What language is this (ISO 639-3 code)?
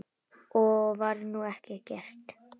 isl